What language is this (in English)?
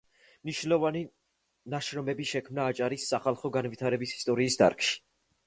Georgian